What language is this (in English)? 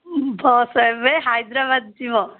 Odia